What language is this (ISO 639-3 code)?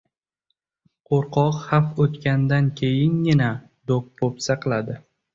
uzb